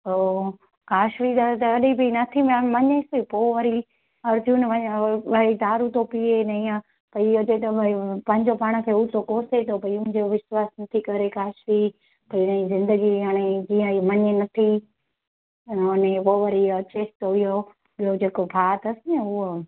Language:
Sindhi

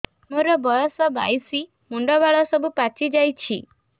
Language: Odia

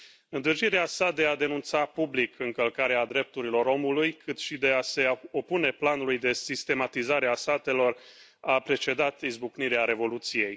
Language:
Romanian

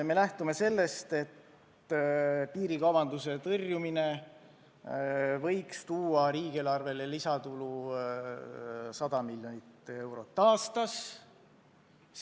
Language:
Estonian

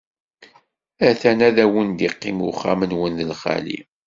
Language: Kabyle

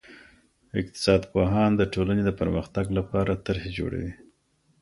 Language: Pashto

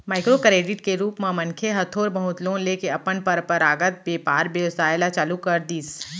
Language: Chhattisgarhi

